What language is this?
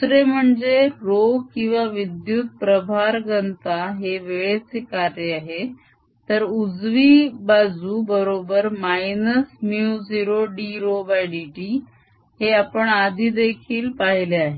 Marathi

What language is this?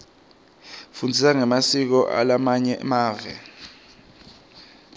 Swati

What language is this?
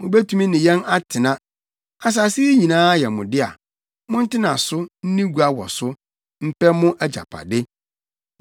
Akan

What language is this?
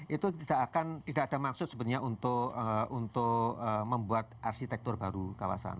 Indonesian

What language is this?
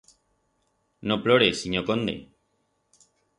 Aragonese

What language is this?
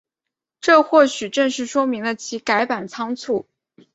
Chinese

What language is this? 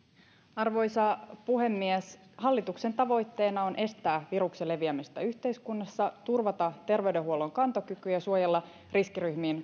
Finnish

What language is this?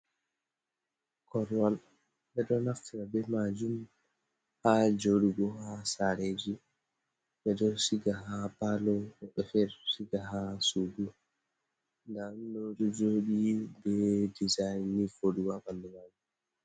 Fula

